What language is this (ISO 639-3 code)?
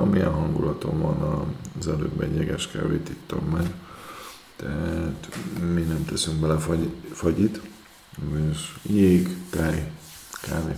hun